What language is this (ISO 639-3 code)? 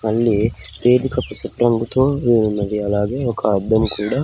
tel